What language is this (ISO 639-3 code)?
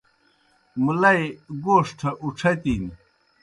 plk